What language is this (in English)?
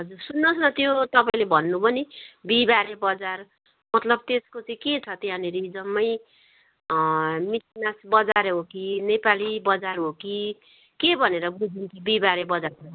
Nepali